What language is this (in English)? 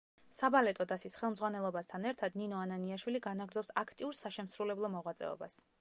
Georgian